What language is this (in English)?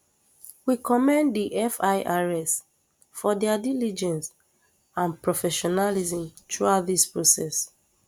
Nigerian Pidgin